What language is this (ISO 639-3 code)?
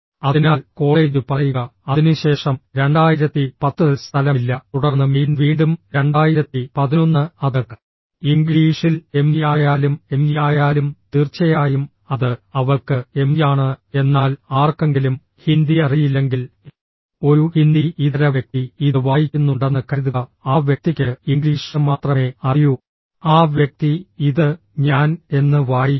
mal